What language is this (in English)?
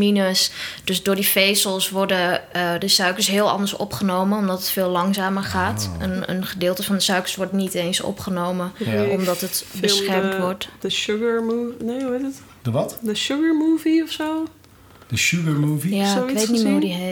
Dutch